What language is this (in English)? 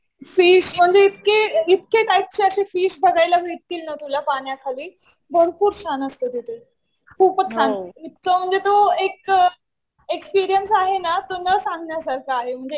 Marathi